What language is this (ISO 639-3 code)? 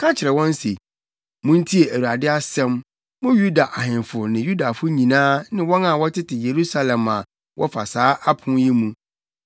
aka